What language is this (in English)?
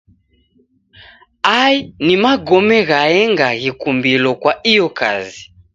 Taita